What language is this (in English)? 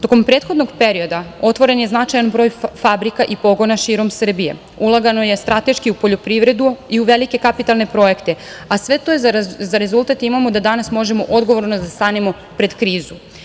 Serbian